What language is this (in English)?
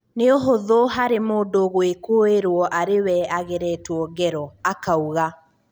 Kikuyu